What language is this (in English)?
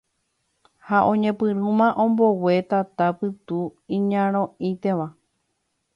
Guarani